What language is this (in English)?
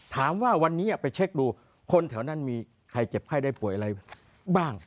Thai